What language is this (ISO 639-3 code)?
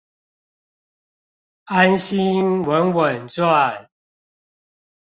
zho